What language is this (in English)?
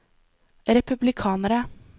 Norwegian